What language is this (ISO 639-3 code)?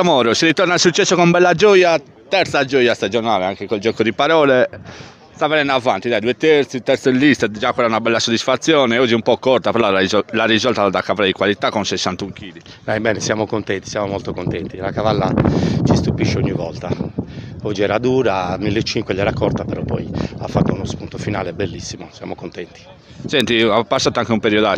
ita